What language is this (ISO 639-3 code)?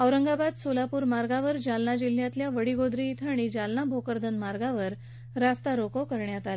mar